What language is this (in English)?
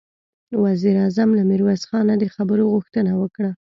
Pashto